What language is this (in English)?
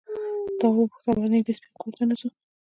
Pashto